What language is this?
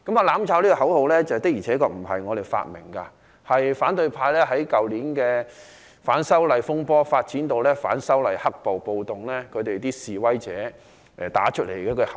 Cantonese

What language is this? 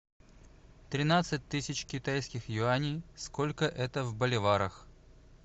Russian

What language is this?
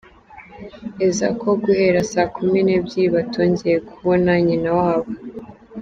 Kinyarwanda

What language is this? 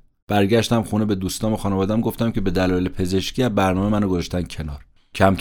Persian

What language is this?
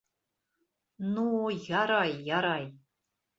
Bashkir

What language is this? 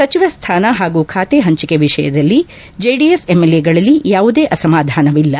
Kannada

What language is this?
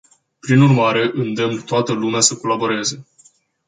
Romanian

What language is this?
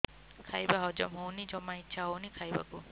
Odia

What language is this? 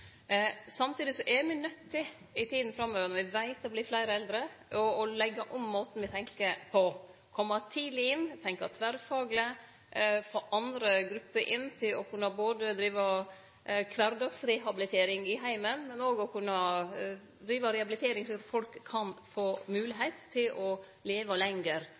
Norwegian Nynorsk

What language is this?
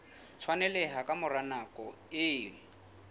Southern Sotho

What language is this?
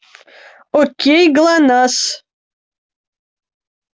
Russian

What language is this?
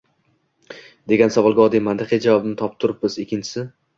Uzbek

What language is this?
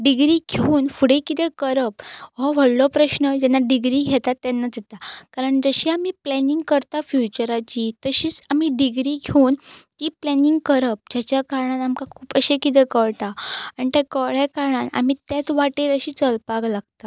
Konkani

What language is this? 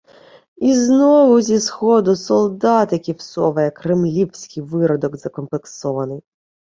Ukrainian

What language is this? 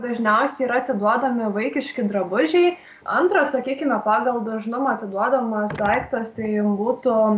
Lithuanian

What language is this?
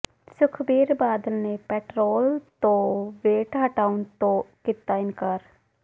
Punjabi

